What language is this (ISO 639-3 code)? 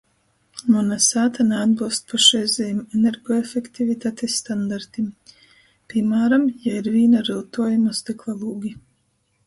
ltg